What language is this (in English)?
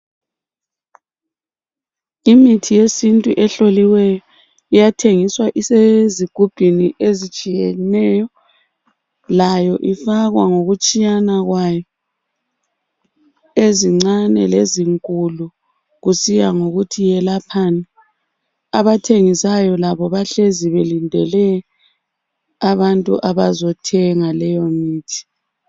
North Ndebele